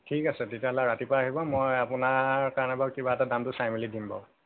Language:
Assamese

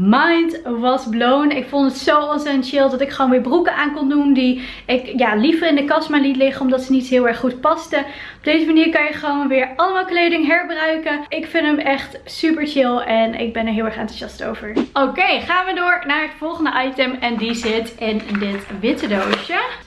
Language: Dutch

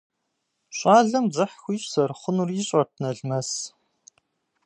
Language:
Kabardian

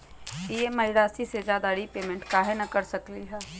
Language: Magahi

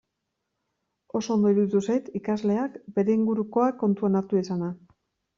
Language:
Basque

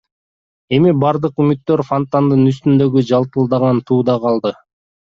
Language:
Kyrgyz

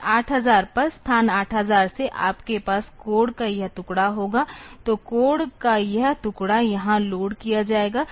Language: Hindi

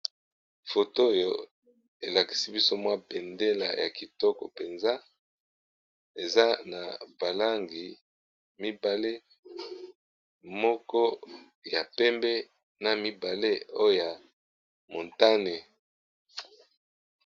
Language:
Lingala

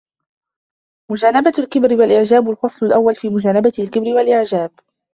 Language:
Arabic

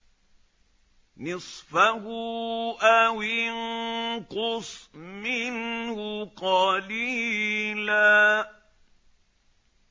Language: Arabic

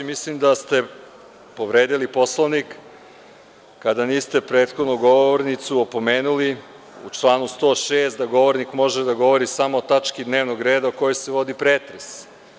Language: Serbian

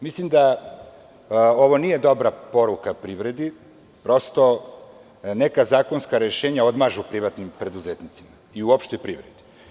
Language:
Serbian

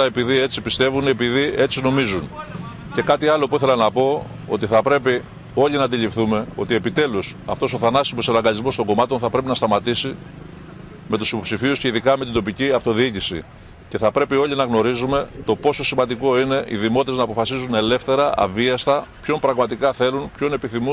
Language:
Greek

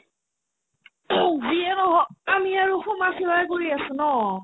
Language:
Assamese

